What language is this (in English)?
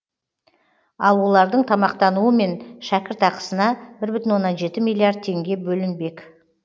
Kazakh